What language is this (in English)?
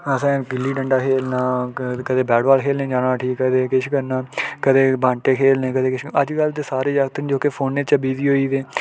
Dogri